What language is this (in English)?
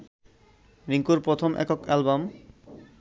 Bangla